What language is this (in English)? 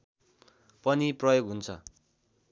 Nepali